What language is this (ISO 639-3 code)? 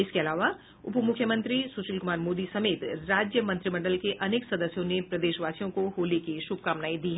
hin